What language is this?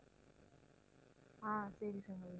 Tamil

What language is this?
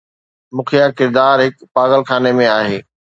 Sindhi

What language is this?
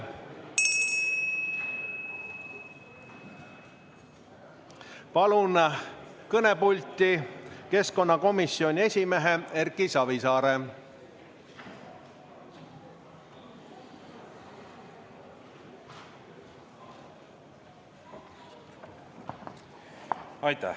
Estonian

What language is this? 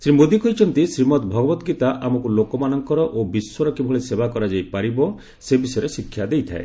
Odia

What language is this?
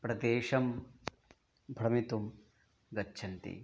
Sanskrit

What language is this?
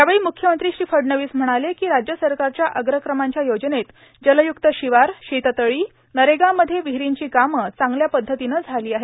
Marathi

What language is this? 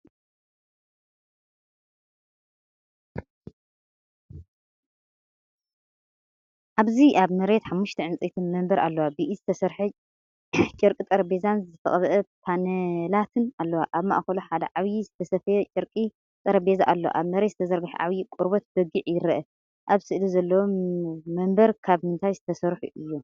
Tigrinya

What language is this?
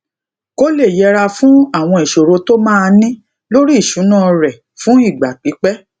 Yoruba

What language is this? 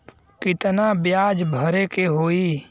Bhojpuri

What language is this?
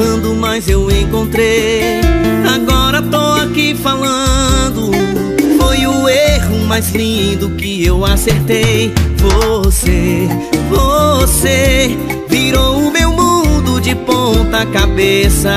Portuguese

